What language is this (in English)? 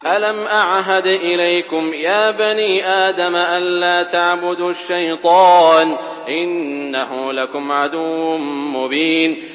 Arabic